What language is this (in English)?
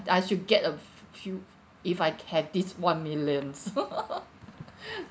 English